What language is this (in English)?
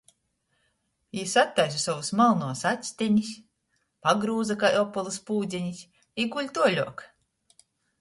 Latgalian